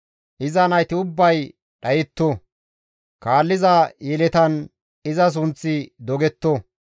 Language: Gamo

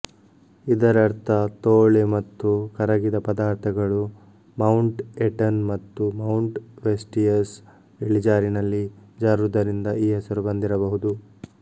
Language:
Kannada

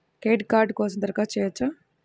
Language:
Telugu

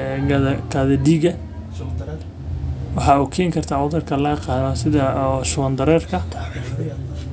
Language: Somali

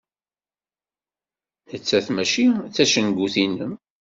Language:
Kabyle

